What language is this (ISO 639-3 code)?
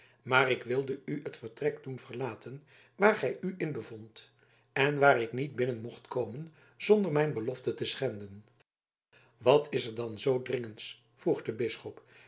nld